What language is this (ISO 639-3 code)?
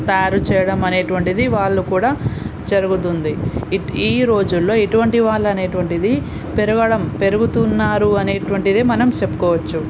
tel